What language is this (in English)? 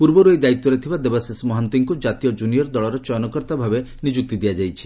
Odia